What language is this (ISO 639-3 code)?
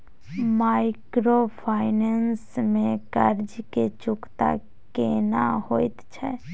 mai